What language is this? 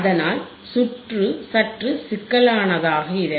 Tamil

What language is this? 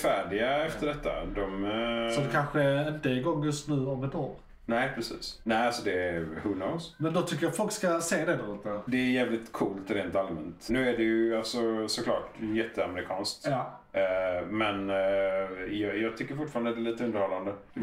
Swedish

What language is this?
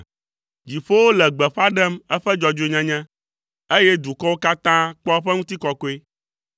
Ewe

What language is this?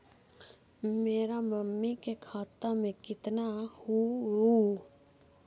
Magahi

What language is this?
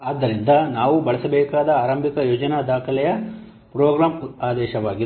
Kannada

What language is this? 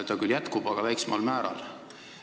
Estonian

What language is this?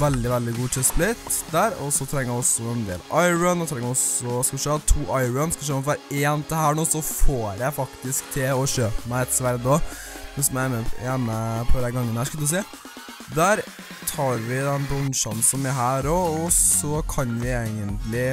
Norwegian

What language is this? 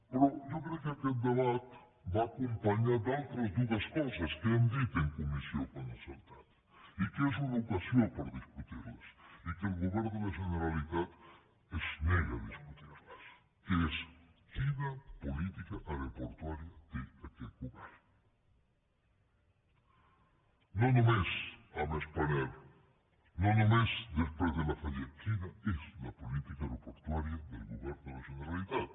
Catalan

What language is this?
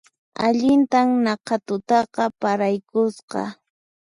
Puno Quechua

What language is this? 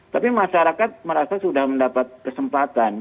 Indonesian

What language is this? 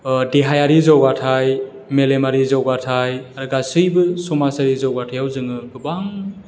Bodo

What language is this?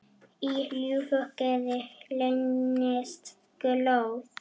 Icelandic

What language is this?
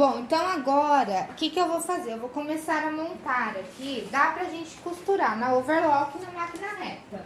Portuguese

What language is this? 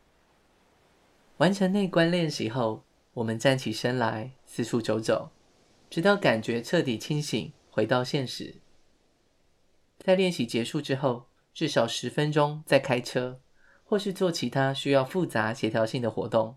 Chinese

